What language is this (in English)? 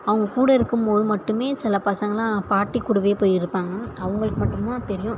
Tamil